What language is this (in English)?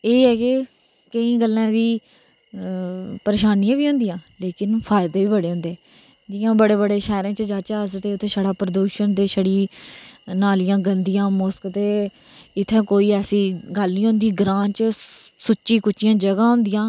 Dogri